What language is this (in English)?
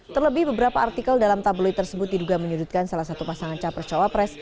Indonesian